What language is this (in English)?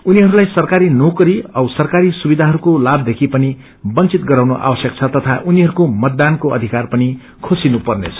Nepali